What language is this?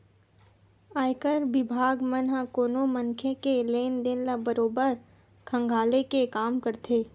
Chhattisgarhi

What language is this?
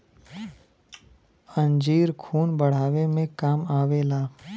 Bhojpuri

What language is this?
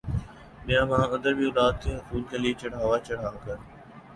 Urdu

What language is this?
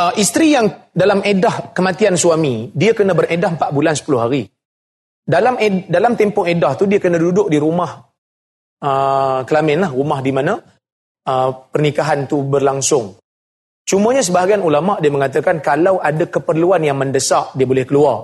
Malay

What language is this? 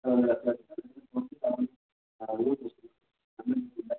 Malayalam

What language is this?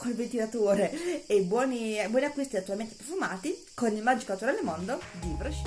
Italian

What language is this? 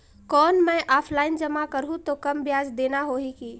Chhattisgarhi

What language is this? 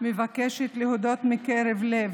Hebrew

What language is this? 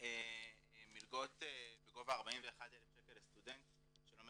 Hebrew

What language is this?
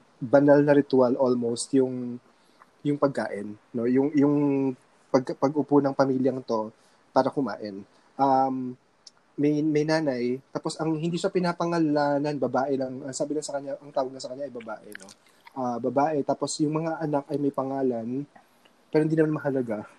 Filipino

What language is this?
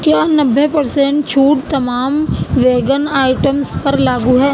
Urdu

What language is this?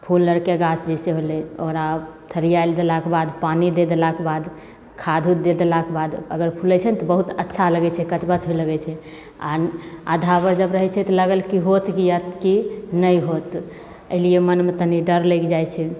Maithili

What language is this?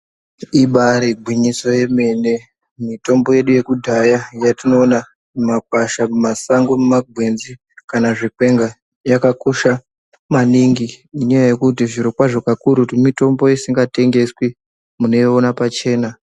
Ndau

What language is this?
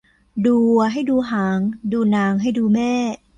Thai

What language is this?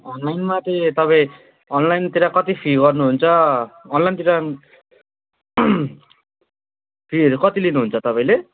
Nepali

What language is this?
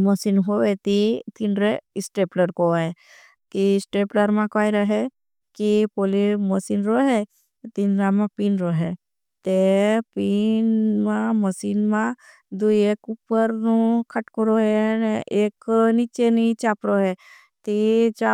Bhili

